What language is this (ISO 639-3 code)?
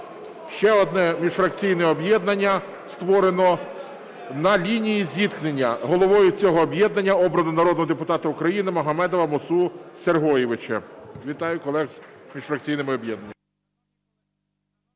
ukr